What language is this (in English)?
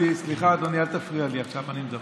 Hebrew